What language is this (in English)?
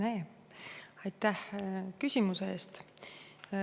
Estonian